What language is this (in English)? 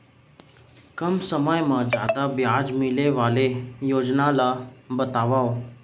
Chhattisgarhi